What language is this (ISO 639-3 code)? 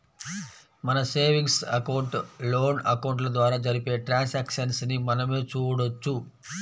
tel